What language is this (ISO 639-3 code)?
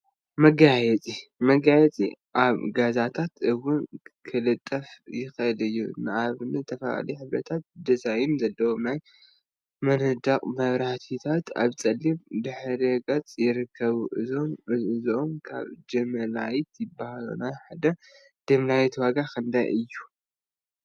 tir